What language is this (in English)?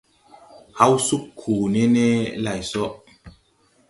Tupuri